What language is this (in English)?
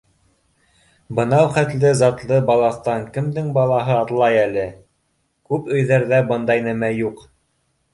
Bashkir